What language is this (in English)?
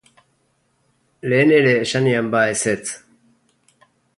Basque